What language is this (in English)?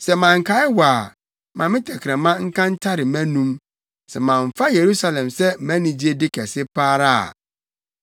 Akan